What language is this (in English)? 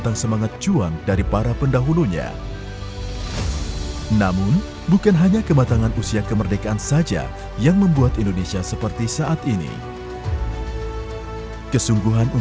Indonesian